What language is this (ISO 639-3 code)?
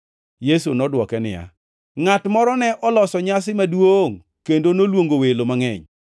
luo